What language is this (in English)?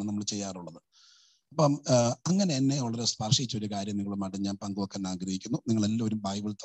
Malayalam